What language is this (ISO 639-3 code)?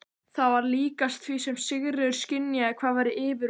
isl